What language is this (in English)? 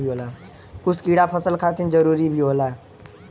Bhojpuri